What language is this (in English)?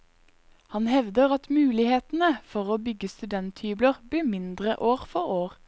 Norwegian